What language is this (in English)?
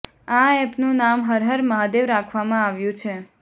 Gujarati